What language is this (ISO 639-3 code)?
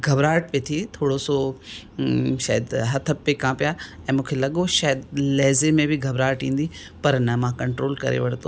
snd